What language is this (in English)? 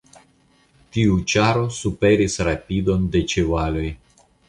Esperanto